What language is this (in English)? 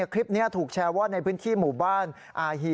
Thai